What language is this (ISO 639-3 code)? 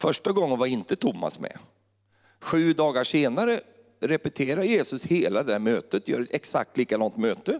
swe